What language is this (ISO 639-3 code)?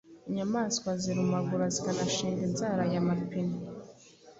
kin